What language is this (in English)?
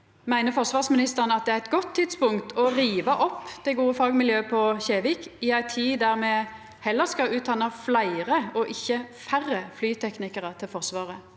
Norwegian